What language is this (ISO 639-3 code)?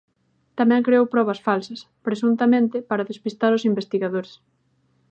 glg